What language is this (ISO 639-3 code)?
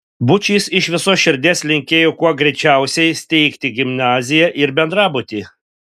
lit